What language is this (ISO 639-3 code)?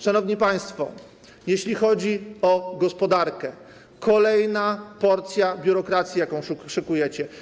pol